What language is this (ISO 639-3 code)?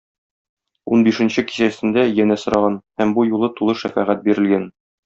tat